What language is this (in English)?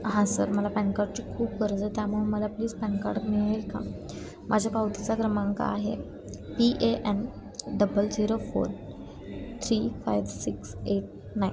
Marathi